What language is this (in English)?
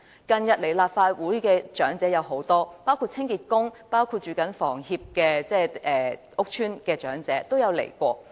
Cantonese